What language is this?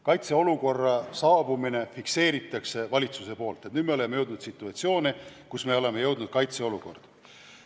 Estonian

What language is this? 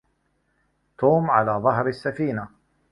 Arabic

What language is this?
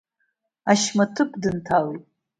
Abkhazian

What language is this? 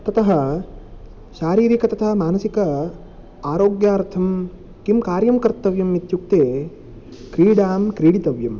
Sanskrit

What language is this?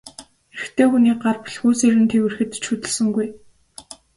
Mongolian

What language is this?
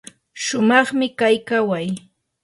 Yanahuanca Pasco Quechua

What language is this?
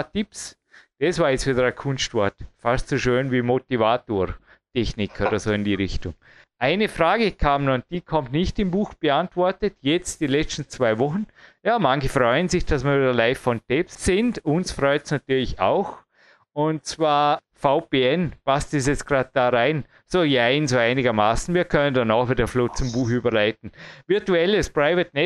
German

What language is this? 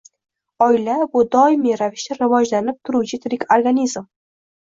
Uzbek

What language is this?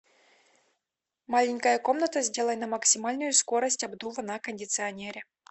Russian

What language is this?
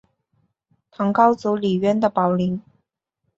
Chinese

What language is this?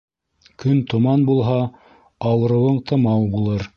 Bashkir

